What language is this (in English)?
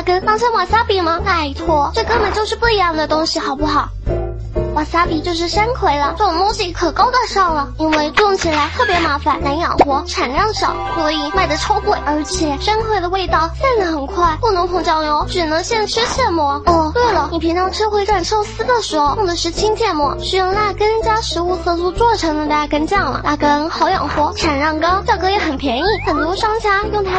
Chinese